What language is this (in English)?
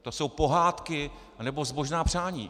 Czech